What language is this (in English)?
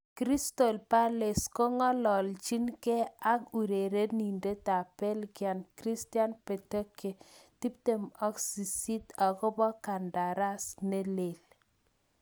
Kalenjin